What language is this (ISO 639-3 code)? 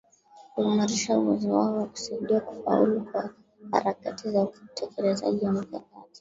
swa